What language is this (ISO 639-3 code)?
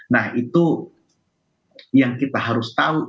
ind